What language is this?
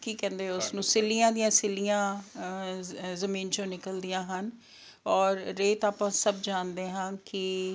Punjabi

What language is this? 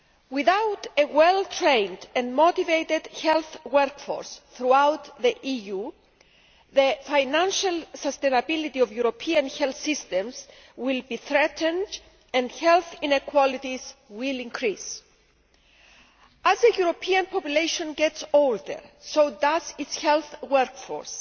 English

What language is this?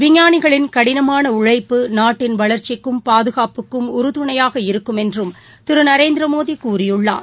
Tamil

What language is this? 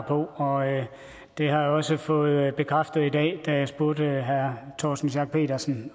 Danish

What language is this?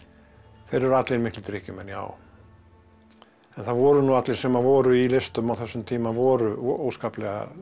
Icelandic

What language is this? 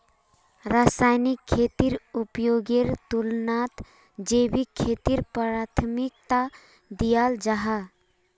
Magahi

